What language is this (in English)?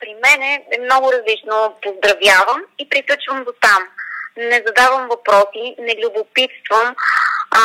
Bulgarian